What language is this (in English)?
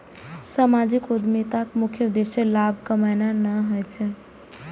Maithili